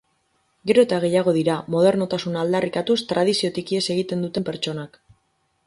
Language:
Basque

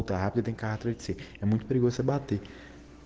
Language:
Russian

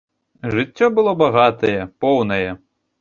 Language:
Belarusian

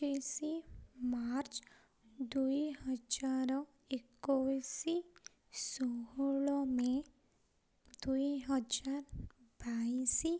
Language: Odia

